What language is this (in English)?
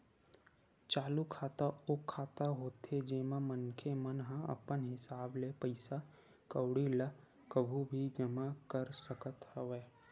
Chhattisgarhi